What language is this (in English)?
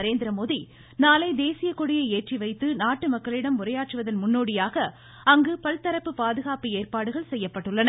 Tamil